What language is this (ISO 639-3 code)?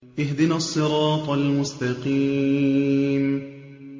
ara